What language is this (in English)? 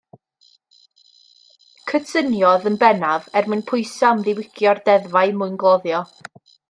Welsh